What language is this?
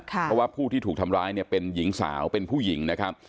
Thai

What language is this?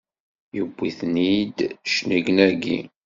Kabyle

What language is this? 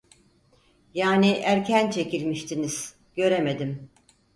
Turkish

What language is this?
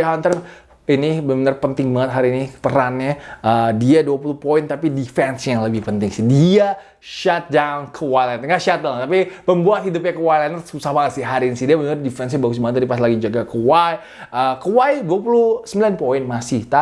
Indonesian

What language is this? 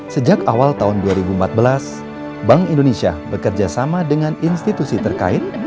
Indonesian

